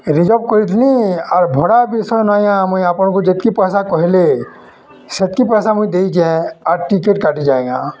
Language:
Odia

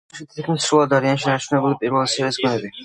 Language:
Georgian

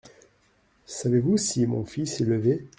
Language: French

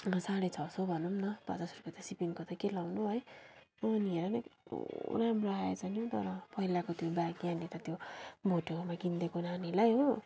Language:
Nepali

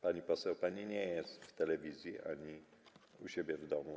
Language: Polish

